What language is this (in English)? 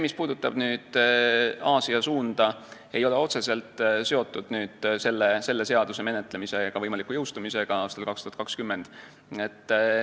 Estonian